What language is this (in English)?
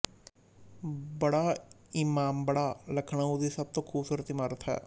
Punjabi